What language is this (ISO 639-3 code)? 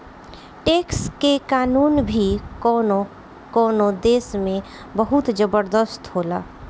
bho